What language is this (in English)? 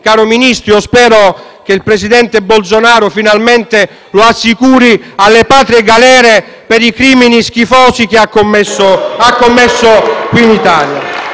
Italian